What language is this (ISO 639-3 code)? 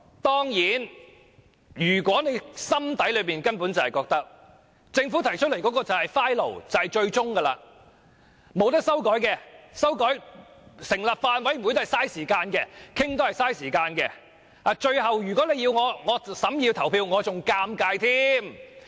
yue